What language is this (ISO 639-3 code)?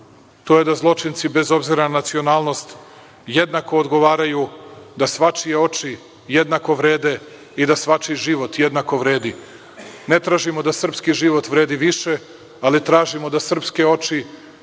srp